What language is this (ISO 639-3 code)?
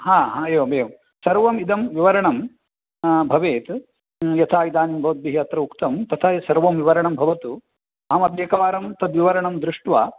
san